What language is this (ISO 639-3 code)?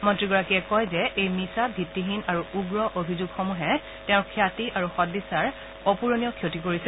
asm